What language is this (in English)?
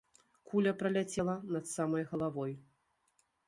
Belarusian